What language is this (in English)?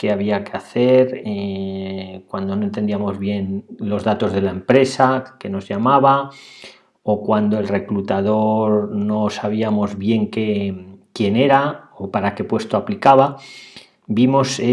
Spanish